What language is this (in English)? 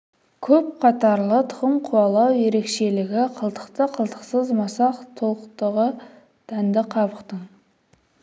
Kazakh